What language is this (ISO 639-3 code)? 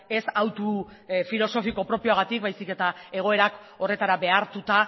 eus